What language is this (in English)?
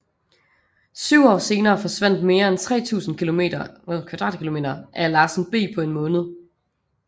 Danish